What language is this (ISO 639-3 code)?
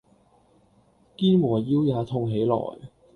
yue